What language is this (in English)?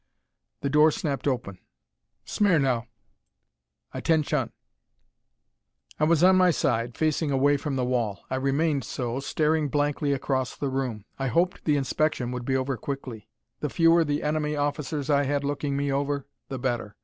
English